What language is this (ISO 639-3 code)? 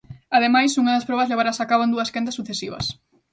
glg